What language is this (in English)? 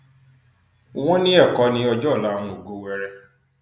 Yoruba